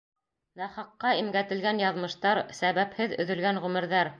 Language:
Bashkir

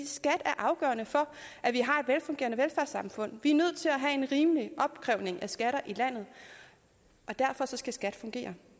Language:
Danish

